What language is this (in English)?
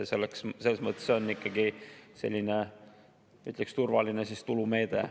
Estonian